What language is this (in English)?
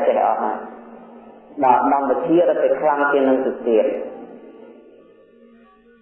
Vietnamese